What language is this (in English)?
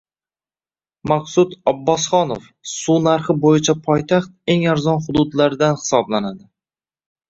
Uzbek